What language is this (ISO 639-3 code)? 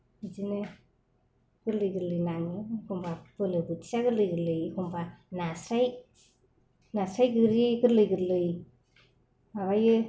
brx